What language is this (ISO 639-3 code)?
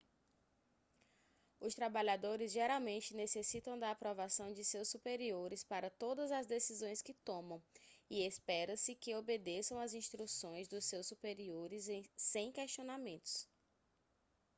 por